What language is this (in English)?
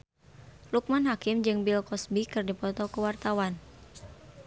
Sundanese